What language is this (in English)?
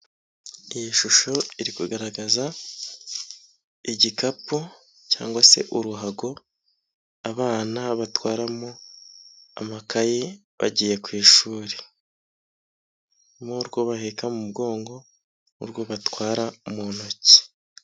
Kinyarwanda